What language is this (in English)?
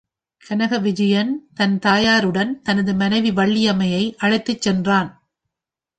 Tamil